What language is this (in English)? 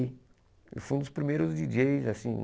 Portuguese